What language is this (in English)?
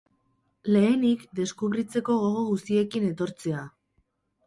Basque